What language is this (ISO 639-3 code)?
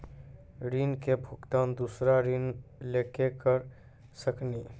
mai